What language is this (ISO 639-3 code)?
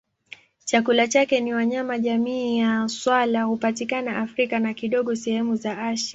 swa